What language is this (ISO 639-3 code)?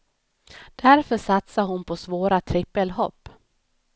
swe